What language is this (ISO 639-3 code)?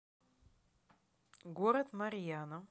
rus